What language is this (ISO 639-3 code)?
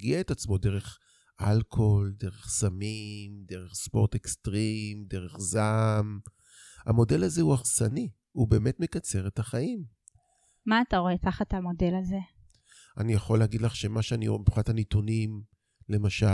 heb